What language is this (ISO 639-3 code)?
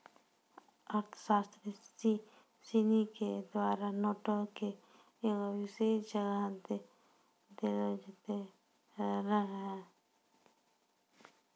mai